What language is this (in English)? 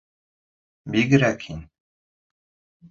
Bashkir